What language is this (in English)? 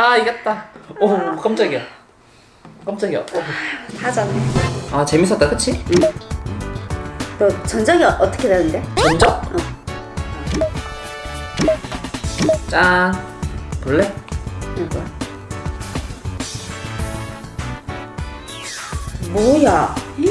Korean